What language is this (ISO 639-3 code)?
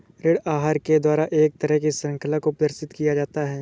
hin